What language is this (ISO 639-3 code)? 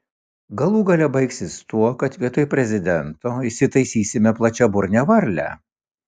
lit